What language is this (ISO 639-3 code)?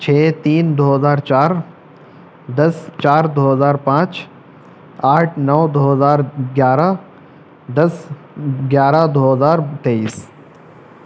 urd